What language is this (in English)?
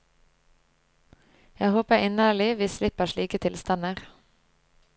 Norwegian